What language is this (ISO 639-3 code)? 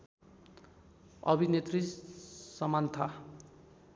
nep